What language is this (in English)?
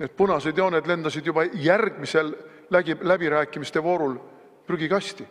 Finnish